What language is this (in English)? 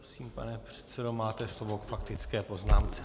Czech